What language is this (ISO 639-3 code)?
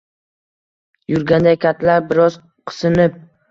uzb